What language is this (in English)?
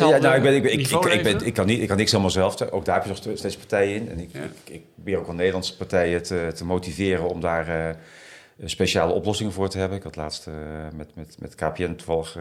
Dutch